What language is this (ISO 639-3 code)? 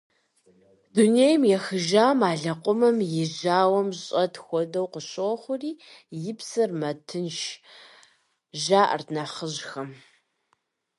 kbd